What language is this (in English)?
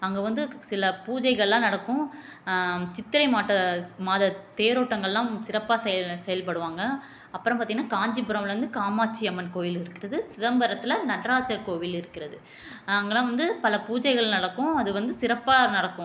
Tamil